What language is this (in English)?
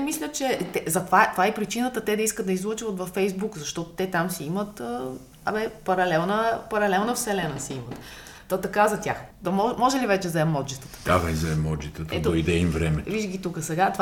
Bulgarian